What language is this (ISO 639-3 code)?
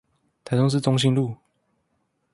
zho